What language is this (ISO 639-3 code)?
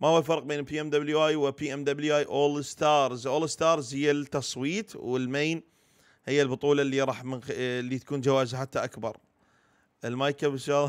ara